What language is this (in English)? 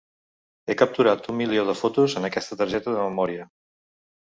Catalan